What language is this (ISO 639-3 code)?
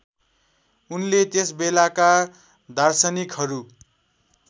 nep